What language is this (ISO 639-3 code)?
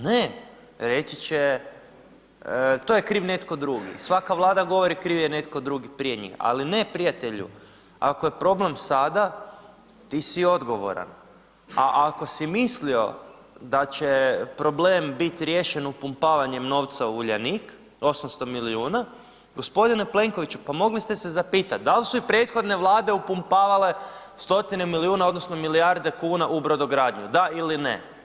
hrv